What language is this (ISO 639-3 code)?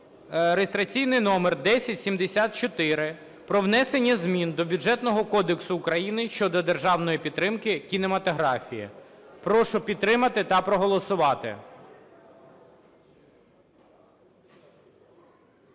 ukr